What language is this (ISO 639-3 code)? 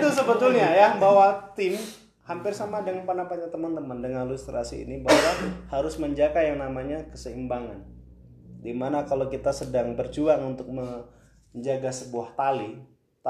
ind